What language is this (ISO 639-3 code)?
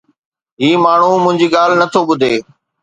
snd